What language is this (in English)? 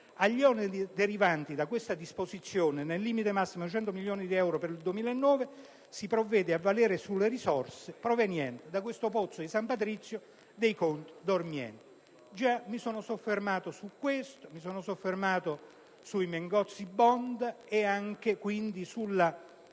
Italian